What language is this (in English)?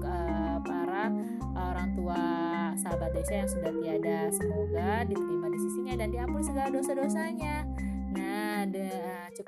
Indonesian